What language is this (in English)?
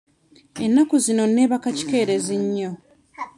Ganda